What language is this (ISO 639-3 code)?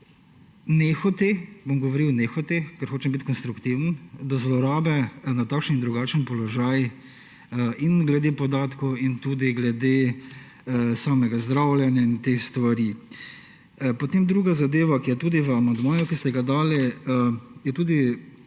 slv